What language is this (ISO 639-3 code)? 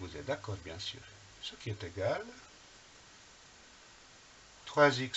fra